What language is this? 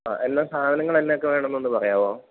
Malayalam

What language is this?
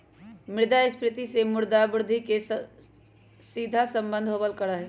Magahi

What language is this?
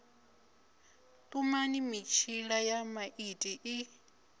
Venda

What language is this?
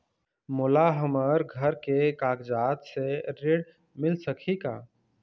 Chhattisgarhi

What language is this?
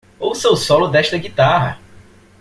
Portuguese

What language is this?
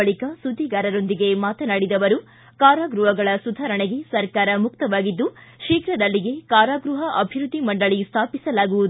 Kannada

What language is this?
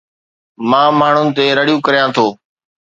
Sindhi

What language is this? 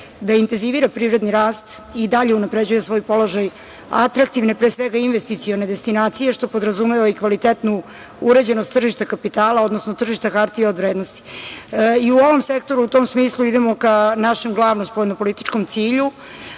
Serbian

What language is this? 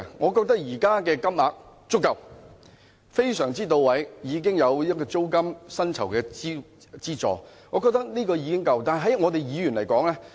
Cantonese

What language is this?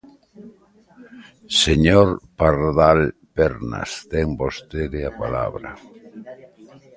Galician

